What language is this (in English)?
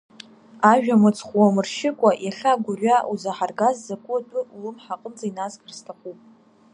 Abkhazian